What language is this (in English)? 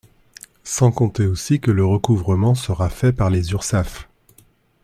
French